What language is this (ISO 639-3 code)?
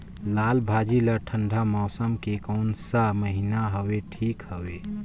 hne